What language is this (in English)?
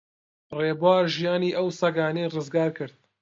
Central Kurdish